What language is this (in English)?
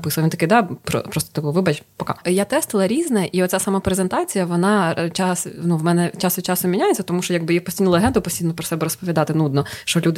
Ukrainian